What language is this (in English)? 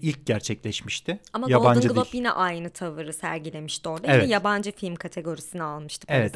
Turkish